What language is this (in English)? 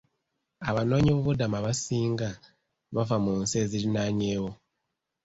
Ganda